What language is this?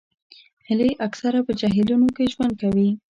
Pashto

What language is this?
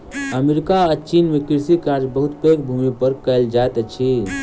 Maithili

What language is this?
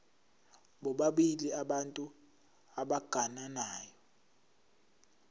Zulu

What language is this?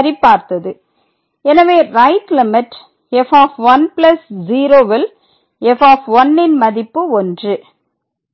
Tamil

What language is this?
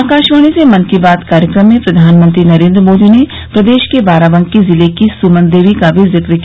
Hindi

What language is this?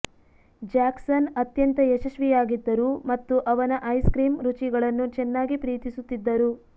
Kannada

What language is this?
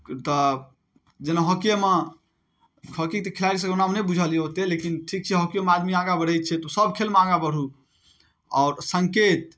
Maithili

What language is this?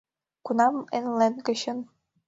Mari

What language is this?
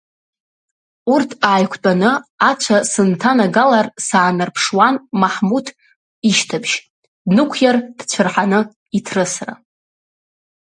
Abkhazian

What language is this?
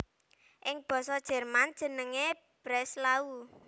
Javanese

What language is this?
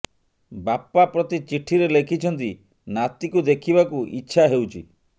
Odia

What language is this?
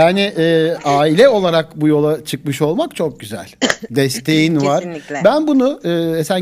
Turkish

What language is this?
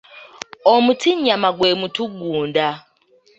Ganda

